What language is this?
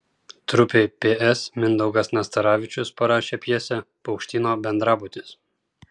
Lithuanian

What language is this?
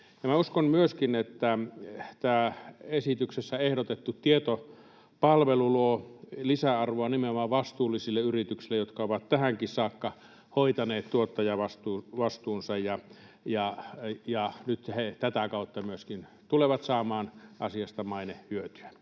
Finnish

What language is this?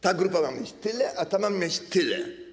Polish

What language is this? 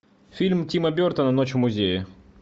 Russian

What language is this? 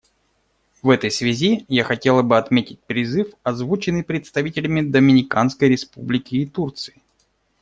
Russian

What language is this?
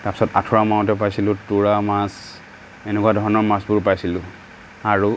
Assamese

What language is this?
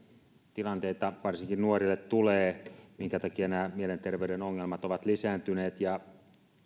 Finnish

